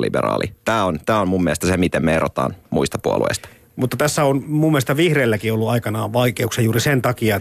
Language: Finnish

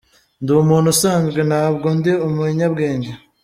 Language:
Kinyarwanda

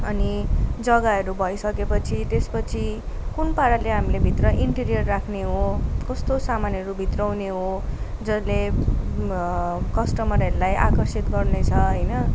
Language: Nepali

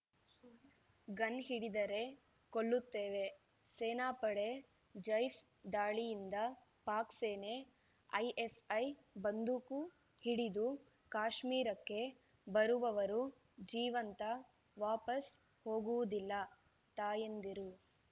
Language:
Kannada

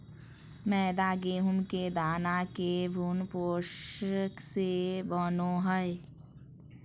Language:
Magahi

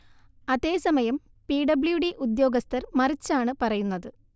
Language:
Malayalam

